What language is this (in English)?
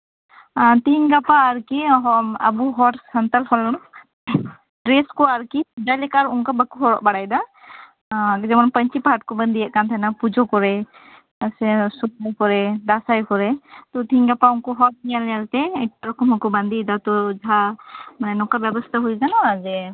Santali